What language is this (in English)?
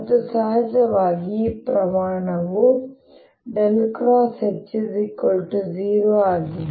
Kannada